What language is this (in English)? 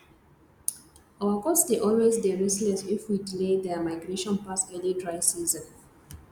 Nigerian Pidgin